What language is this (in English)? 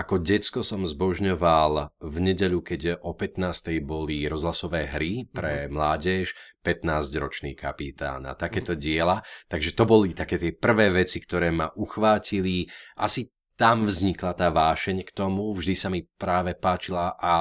Slovak